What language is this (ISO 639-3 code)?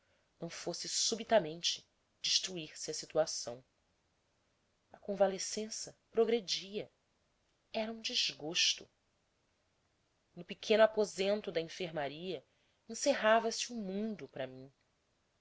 por